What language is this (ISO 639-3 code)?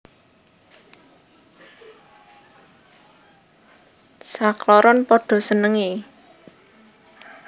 jav